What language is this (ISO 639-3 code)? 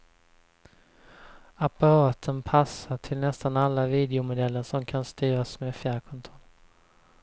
swe